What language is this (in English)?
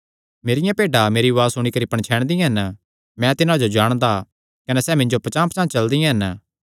Kangri